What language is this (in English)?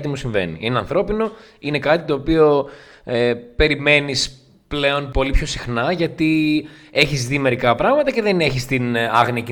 Greek